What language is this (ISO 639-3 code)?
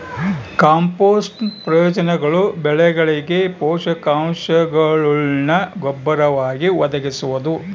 kan